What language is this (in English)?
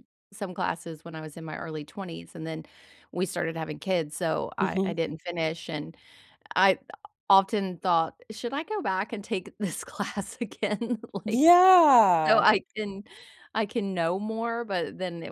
English